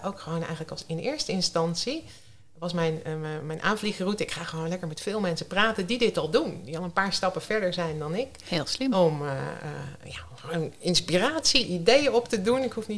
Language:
Dutch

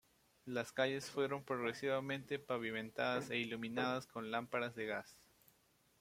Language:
Spanish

